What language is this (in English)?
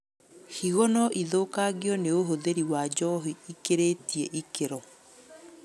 Kikuyu